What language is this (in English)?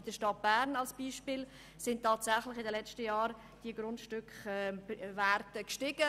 Swiss German